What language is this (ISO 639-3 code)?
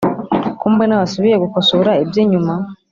kin